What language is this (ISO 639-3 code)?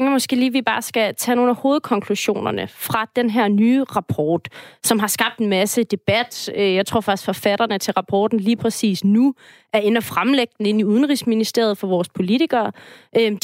dan